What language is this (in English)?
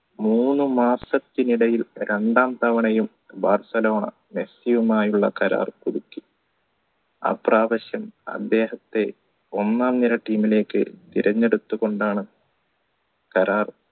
Malayalam